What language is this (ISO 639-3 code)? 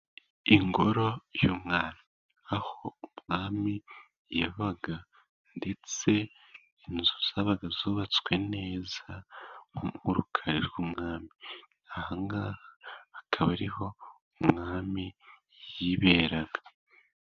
kin